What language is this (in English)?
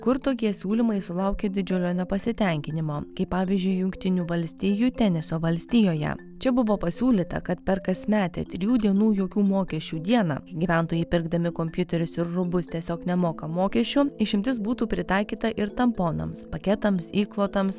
Lithuanian